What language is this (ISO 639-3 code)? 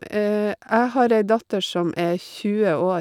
nor